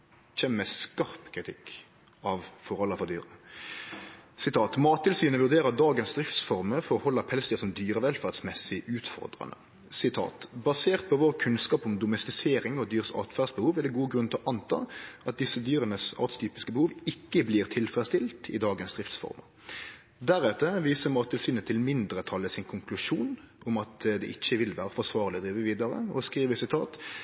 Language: Norwegian Nynorsk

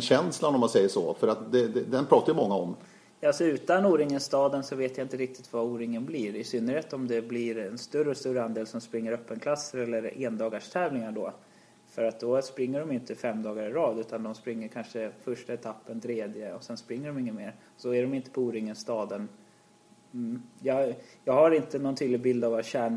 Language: Swedish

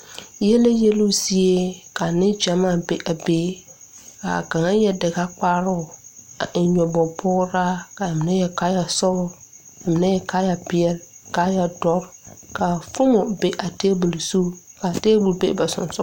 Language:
Southern Dagaare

